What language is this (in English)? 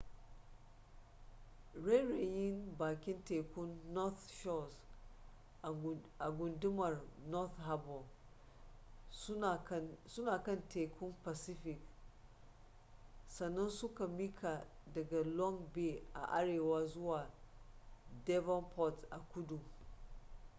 Hausa